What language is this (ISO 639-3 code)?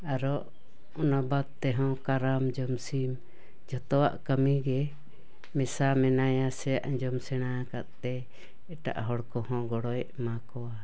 sat